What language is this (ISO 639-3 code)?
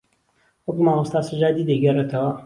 ckb